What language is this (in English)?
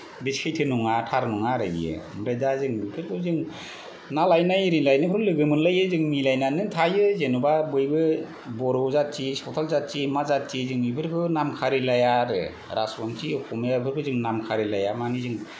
Bodo